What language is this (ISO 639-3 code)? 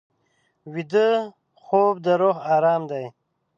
pus